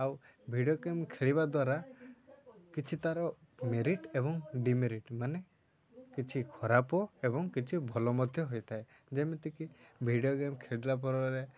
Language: Odia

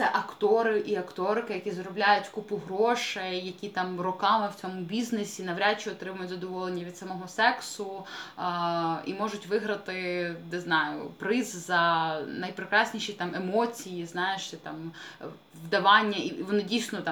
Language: Ukrainian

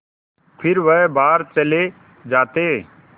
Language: Hindi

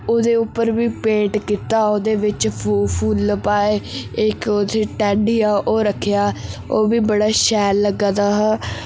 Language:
Dogri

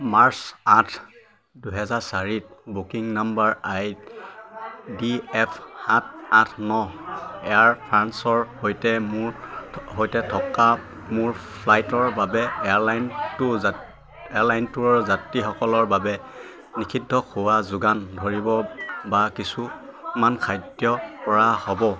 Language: Assamese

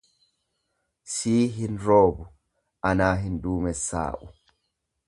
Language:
Oromo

